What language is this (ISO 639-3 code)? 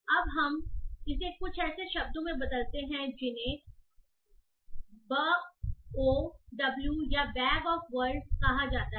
hin